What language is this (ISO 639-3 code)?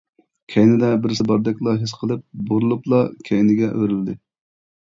uig